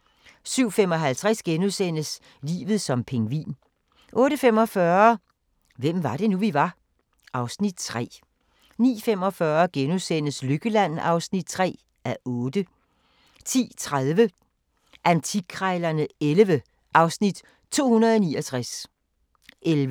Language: Danish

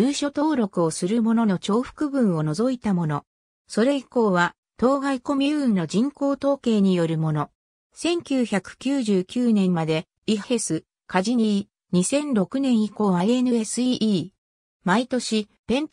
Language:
Japanese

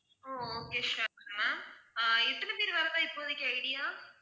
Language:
Tamil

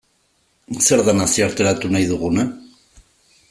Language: Basque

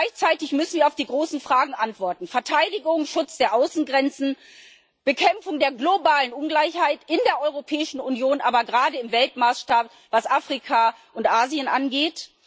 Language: German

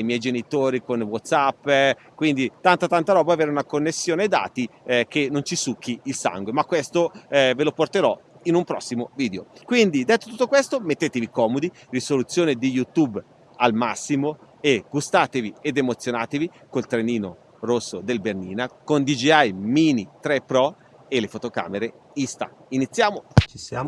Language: Italian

